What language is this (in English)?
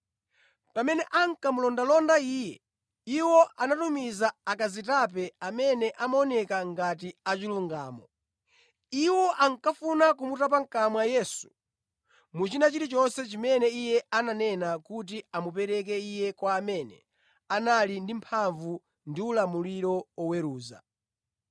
Nyanja